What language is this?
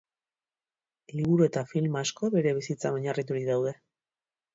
Basque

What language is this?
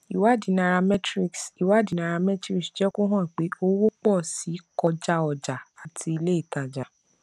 Yoruba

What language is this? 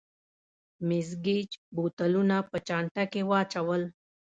Pashto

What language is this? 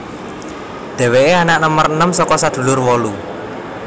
Javanese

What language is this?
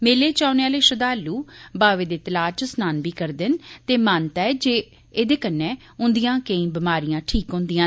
Dogri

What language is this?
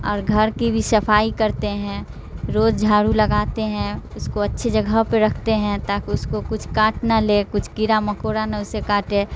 Urdu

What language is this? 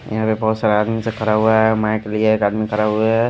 Hindi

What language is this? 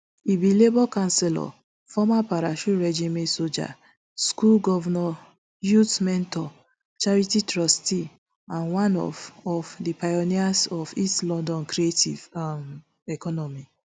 Nigerian Pidgin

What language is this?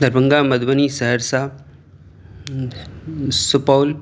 Urdu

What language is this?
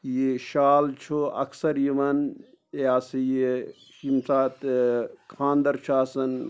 Kashmiri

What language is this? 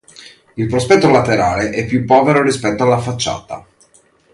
Italian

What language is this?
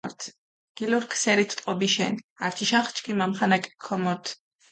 Mingrelian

